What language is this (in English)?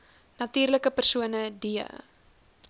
Afrikaans